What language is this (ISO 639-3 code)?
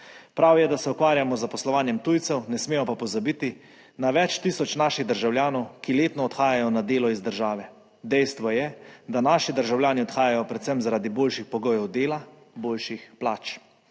slv